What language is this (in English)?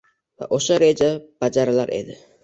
Uzbek